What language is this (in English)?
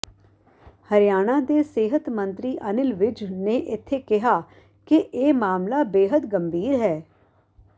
Punjabi